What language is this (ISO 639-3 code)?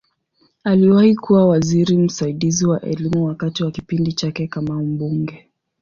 swa